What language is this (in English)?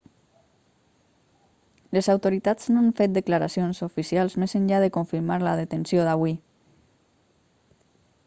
Catalan